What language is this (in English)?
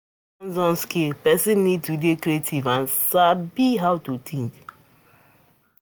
Nigerian Pidgin